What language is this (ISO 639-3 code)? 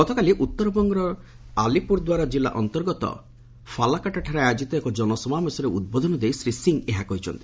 ori